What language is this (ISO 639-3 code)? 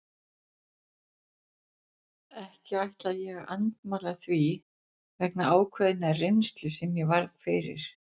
isl